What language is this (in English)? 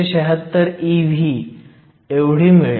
Marathi